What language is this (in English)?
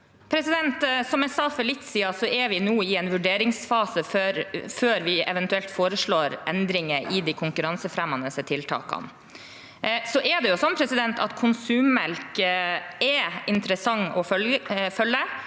Norwegian